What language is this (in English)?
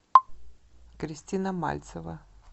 Russian